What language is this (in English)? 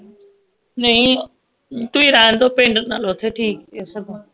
Punjabi